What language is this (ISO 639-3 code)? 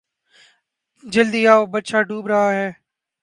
urd